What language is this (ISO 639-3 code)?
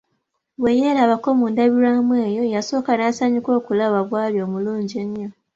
lug